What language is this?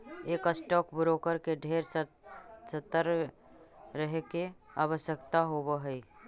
Magahi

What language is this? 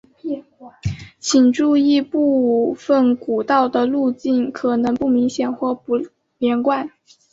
Chinese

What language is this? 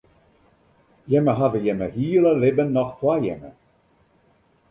Western Frisian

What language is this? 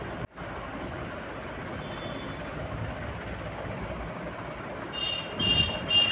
Maithili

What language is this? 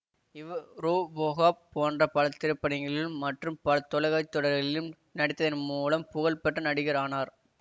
Tamil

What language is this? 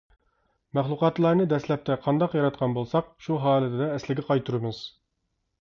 Uyghur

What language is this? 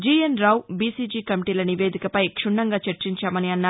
Telugu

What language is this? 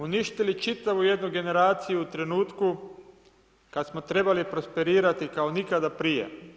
Croatian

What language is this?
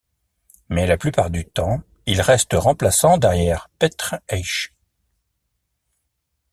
French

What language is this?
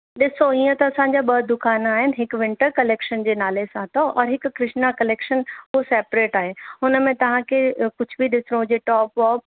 Sindhi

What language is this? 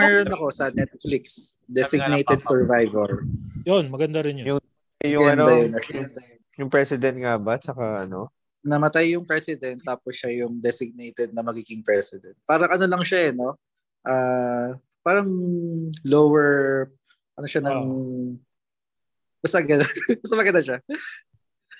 Filipino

